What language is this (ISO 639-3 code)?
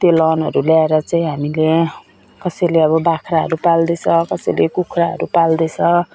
nep